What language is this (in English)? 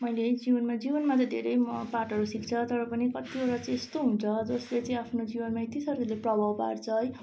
Nepali